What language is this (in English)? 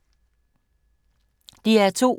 Danish